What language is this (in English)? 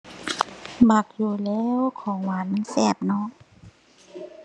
Thai